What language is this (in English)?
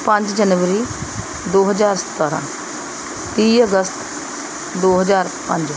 Punjabi